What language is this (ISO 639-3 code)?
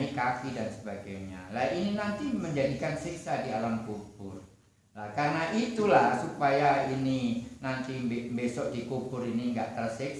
ind